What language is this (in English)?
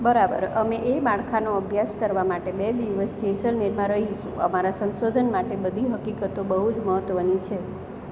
Gujarati